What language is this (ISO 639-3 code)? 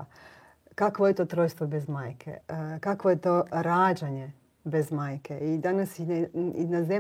hrv